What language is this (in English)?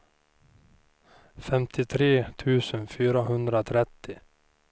Swedish